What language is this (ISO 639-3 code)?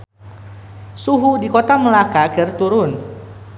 sun